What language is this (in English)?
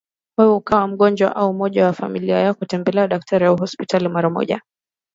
Swahili